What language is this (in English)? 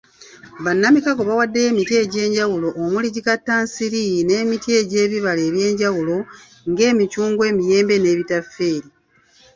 Ganda